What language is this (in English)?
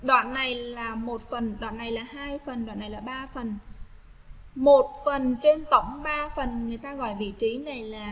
Vietnamese